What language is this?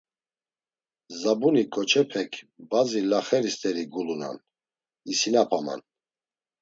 Laz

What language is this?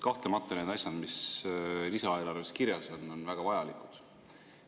Estonian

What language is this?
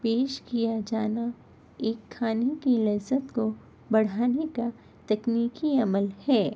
Urdu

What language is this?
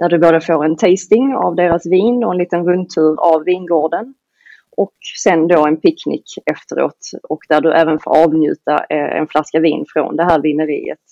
Swedish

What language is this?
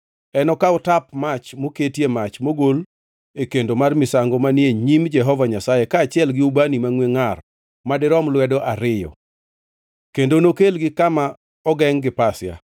Luo (Kenya and Tanzania)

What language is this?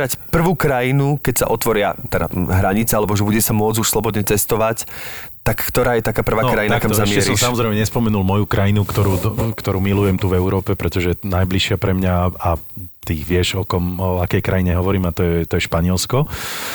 Slovak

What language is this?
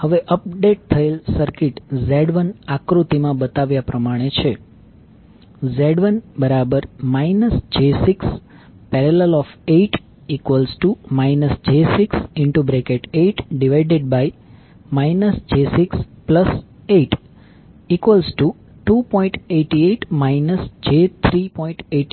Gujarati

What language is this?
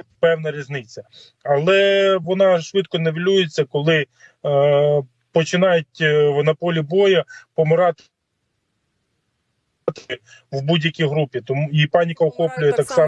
Ukrainian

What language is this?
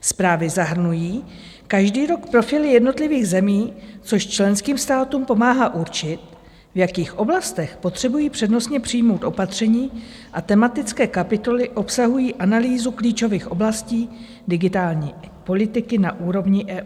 Czech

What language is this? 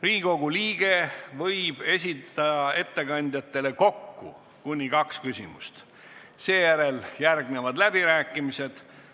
Estonian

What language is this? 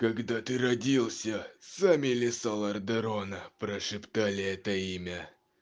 Russian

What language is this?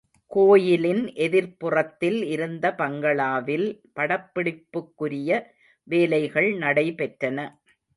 Tamil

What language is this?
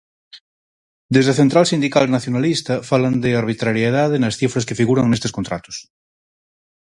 Galician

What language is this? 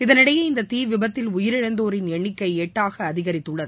Tamil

